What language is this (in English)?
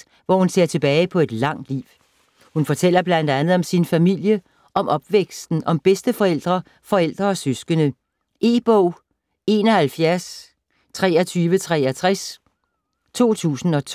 Danish